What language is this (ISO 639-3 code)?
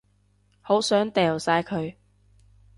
yue